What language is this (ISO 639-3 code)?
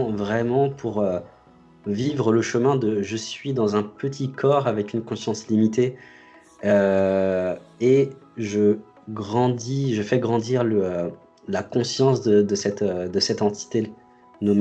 fra